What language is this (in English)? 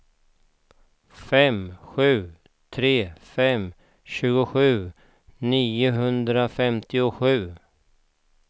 Swedish